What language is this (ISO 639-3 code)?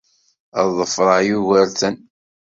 kab